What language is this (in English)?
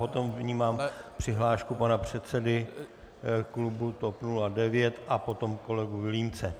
Czech